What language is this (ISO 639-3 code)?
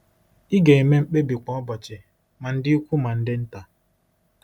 ibo